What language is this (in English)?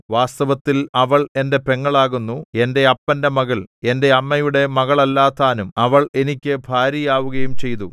Malayalam